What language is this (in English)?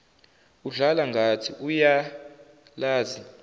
Zulu